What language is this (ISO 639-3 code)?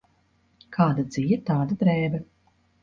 lav